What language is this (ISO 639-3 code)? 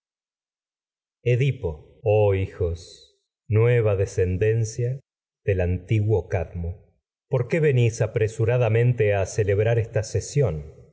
spa